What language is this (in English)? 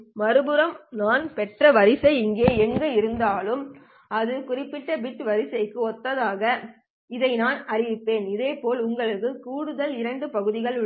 Tamil